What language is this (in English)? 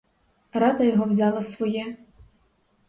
Ukrainian